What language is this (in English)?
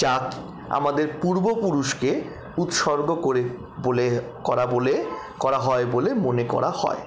Bangla